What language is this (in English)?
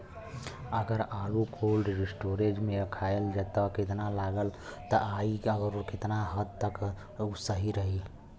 Bhojpuri